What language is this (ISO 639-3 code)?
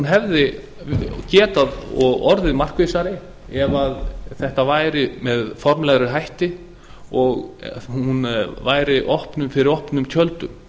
isl